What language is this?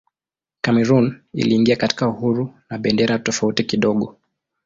Swahili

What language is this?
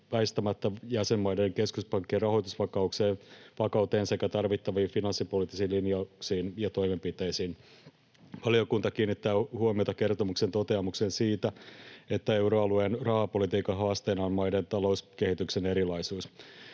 Finnish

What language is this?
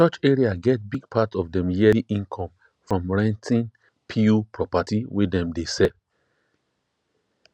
Nigerian Pidgin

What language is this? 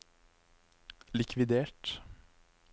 Norwegian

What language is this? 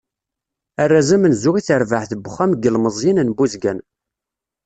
Kabyle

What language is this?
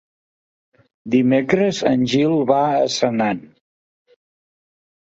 Catalan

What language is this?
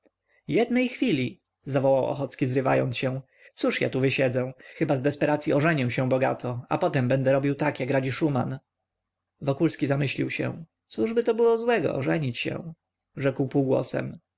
Polish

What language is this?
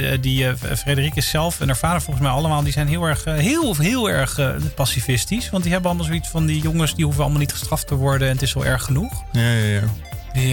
Dutch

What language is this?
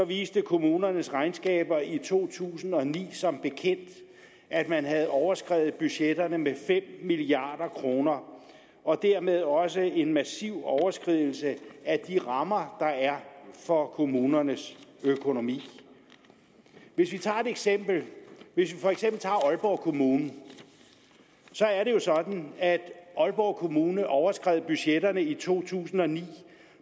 Danish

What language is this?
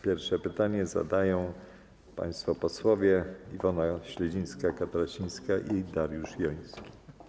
Polish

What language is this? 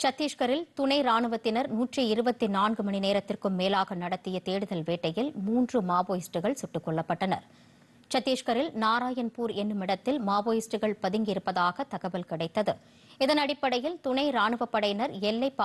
Korean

